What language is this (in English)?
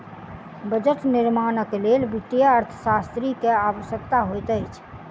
Maithili